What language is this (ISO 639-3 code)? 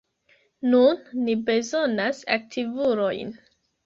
epo